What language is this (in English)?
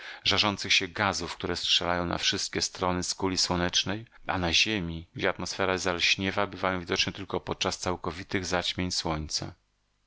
Polish